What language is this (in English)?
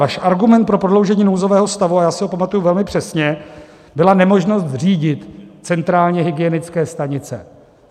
Czech